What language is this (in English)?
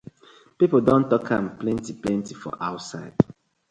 Nigerian Pidgin